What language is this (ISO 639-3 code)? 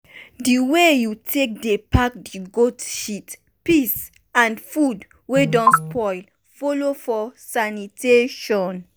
pcm